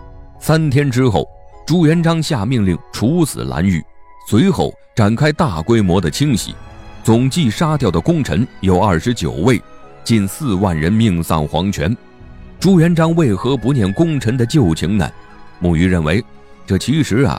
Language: Chinese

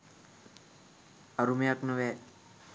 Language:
Sinhala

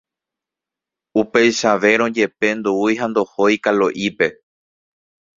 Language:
Guarani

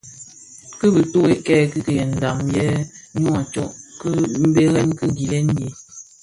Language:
Bafia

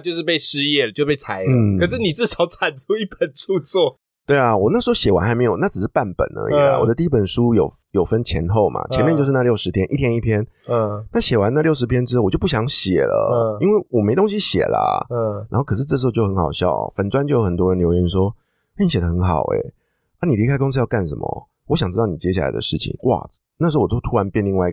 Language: Chinese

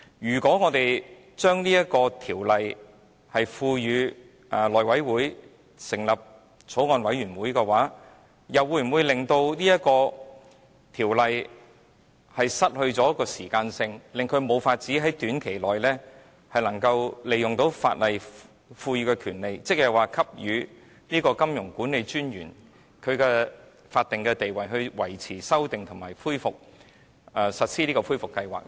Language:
Cantonese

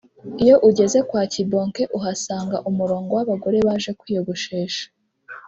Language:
Kinyarwanda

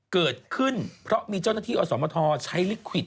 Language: Thai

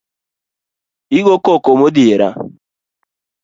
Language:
Luo (Kenya and Tanzania)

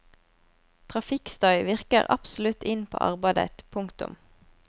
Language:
Norwegian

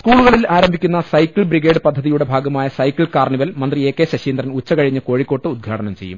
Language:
Malayalam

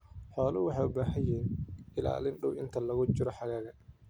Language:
Somali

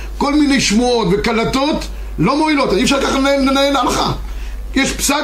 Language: Hebrew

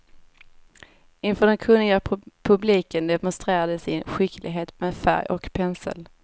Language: Swedish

